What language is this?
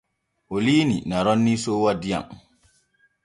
Borgu Fulfulde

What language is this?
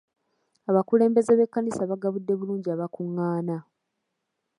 Ganda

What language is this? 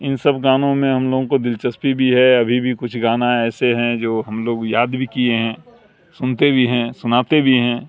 Urdu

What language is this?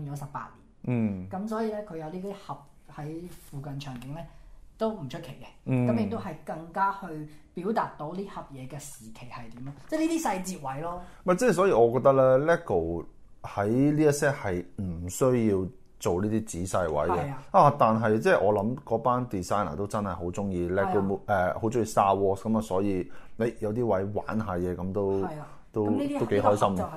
Chinese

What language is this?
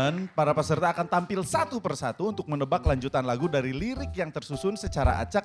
Indonesian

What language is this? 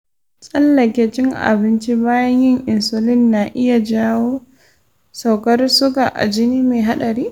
Hausa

